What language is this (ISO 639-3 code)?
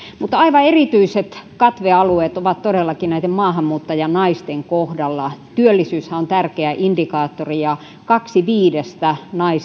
fin